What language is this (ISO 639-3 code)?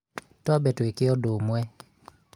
kik